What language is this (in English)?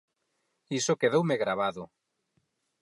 Galician